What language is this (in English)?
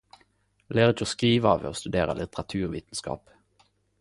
Norwegian Nynorsk